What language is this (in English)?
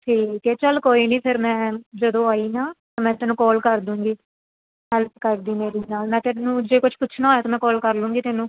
Punjabi